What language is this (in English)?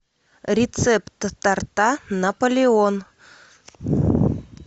Russian